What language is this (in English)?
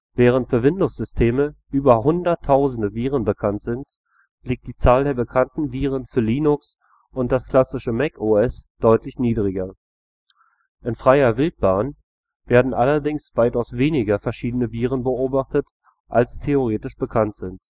German